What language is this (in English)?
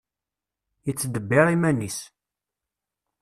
Kabyle